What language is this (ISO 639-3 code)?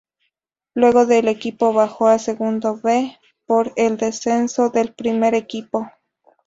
spa